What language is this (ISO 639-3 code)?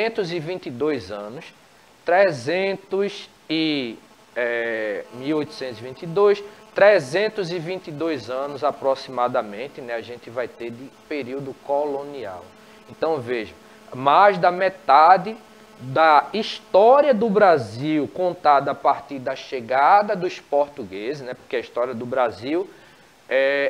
por